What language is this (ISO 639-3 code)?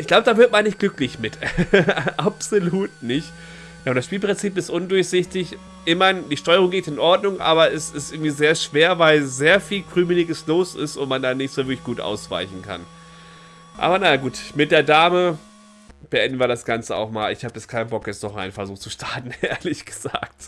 deu